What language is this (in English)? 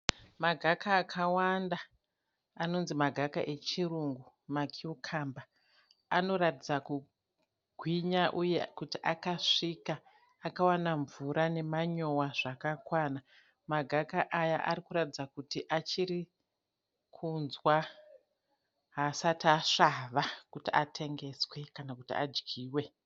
Shona